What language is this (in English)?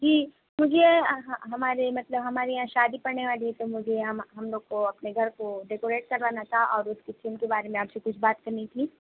Urdu